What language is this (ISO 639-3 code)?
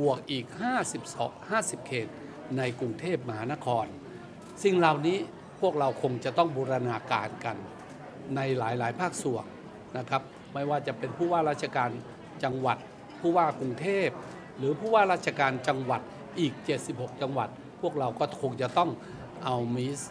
tha